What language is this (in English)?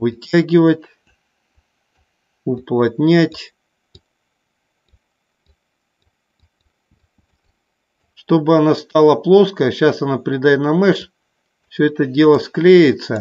Russian